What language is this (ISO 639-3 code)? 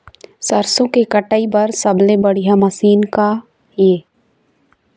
hne